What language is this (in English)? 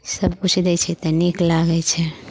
Maithili